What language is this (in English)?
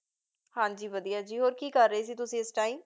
Punjabi